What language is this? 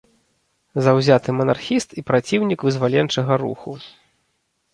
Belarusian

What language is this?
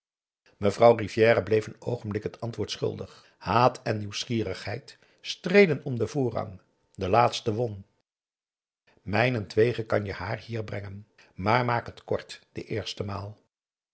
Dutch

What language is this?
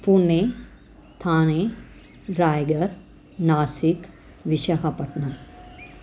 Sindhi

